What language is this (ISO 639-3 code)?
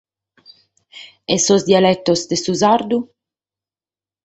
srd